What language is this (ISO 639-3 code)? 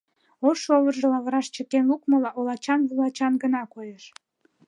chm